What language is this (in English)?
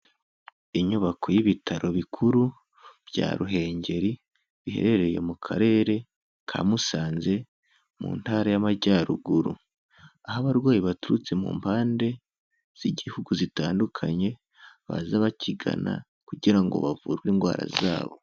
Kinyarwanda